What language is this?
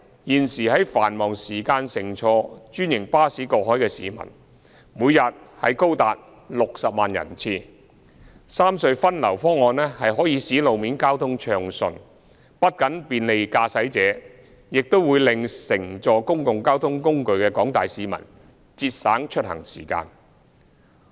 Cantonese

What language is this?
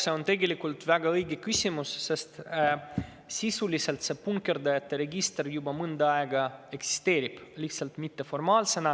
Estonian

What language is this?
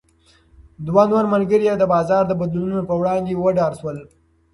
Pashto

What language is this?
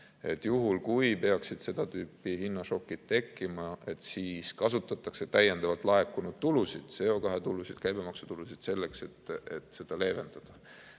Estonian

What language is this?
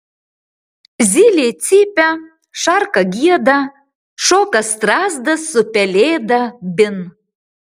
Lithuanian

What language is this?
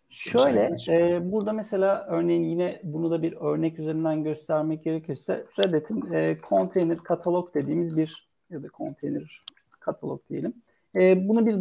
Turkish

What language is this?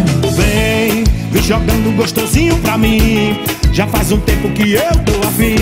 Portuguese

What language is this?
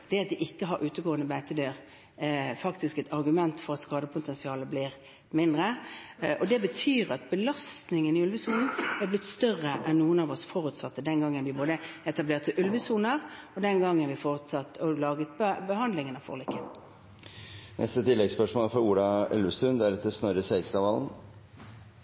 Norwegian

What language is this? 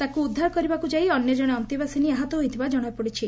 Odia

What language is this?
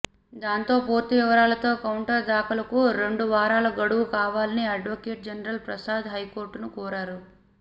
Telugu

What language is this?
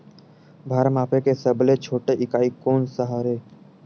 Chhattisgarhi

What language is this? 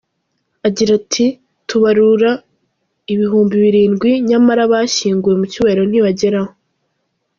Kinyarwanda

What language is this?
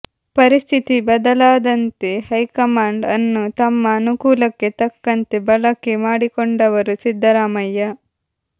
Kannada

